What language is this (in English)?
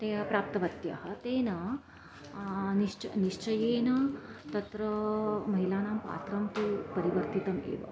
Sanskrit